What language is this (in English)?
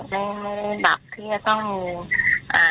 Thai